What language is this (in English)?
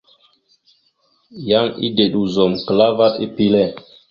Mada (Cameroon)